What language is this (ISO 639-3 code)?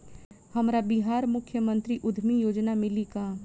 bho